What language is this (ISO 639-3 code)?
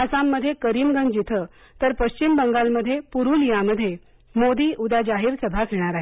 mar